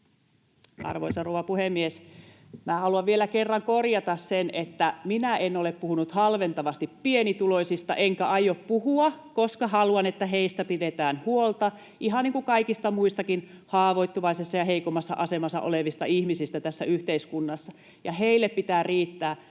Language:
Finnish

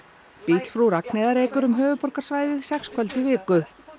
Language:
Icelandic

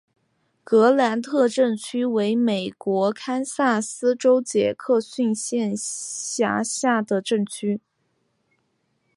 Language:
Chinese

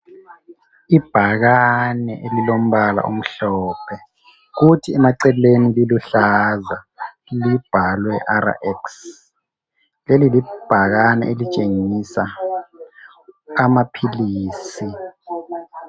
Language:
North Ndebele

